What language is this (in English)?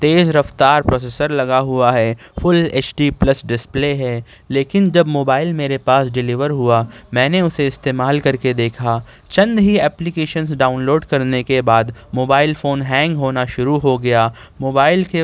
Urdu